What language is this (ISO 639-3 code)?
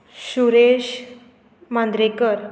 kok